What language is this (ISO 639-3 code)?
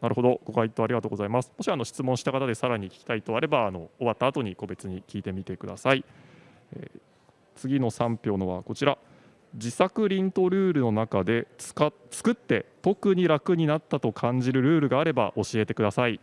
jpn